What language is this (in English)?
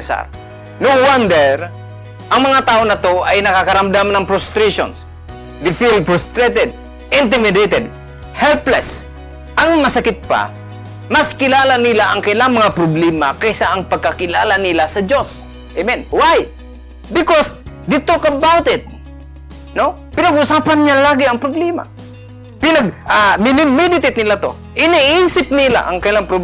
Filipino